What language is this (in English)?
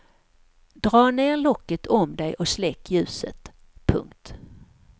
Swedish